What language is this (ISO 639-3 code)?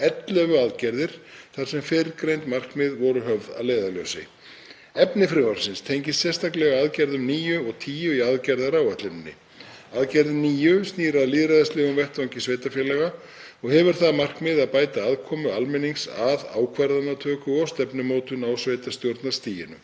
isl